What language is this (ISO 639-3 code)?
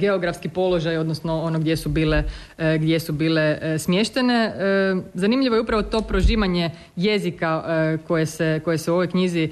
hrv